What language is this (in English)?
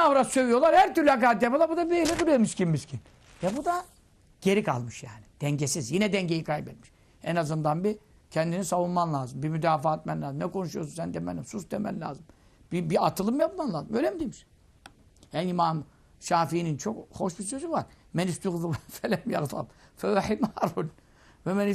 Turkish